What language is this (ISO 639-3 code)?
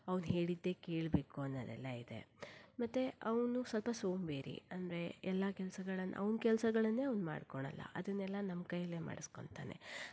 kan